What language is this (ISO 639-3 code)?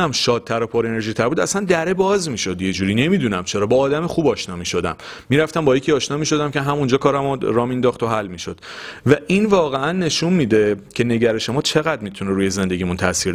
fas